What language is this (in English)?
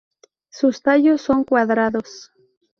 Spanish